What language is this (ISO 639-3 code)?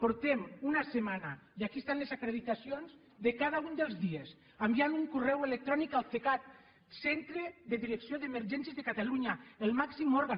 cat